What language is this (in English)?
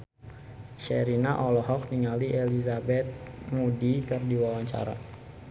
Sundanese